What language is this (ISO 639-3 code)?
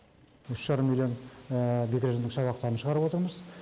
kaz